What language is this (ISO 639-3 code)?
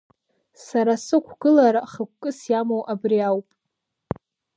abk